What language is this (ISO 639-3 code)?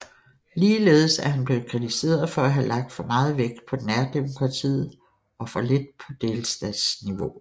dan